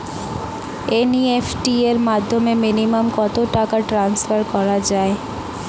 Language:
Bangla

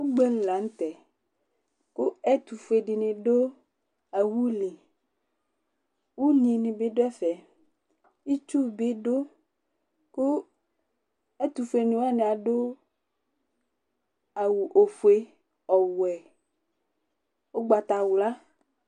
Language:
Ikposo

